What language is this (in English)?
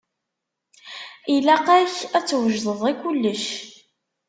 Kabyle